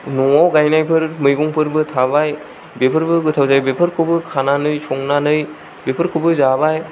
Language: Bodo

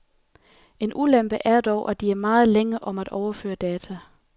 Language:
Danish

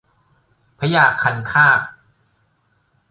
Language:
Thai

